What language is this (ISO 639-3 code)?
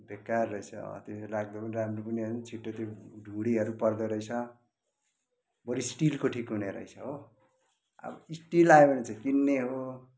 nep